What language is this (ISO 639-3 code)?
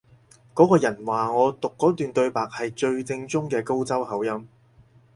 yue